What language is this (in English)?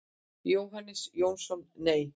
Icelandic